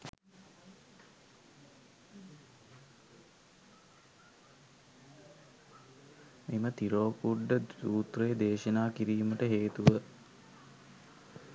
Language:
Sinhala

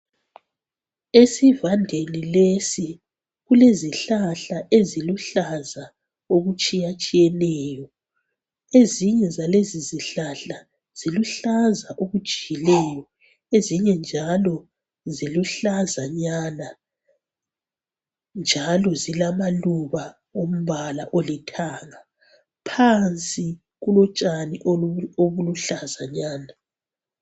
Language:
North Ndebele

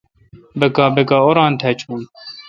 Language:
Kalkoti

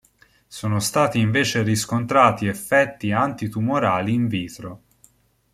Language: Italian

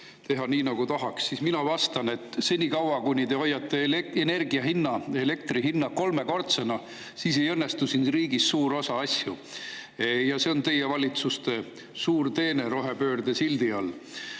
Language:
Estonian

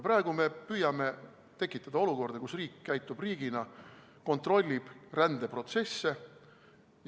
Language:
Estonian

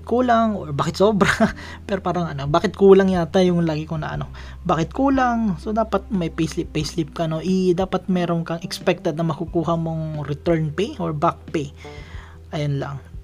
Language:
Filipino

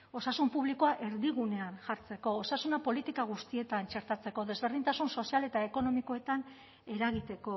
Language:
Basque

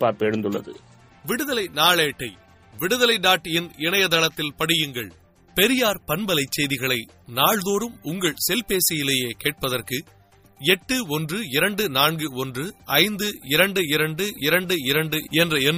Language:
Tamil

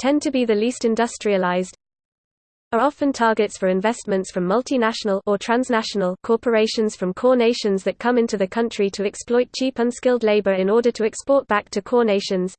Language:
English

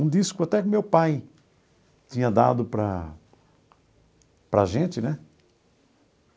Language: Portuguese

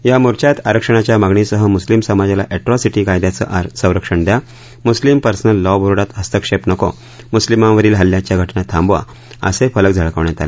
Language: Marathi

